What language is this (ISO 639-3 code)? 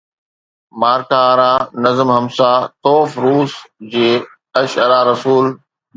snd